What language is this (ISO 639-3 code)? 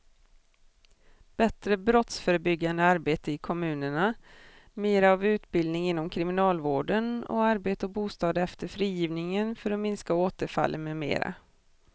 swe